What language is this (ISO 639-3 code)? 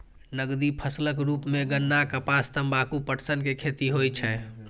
mai